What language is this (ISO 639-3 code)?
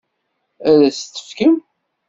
kab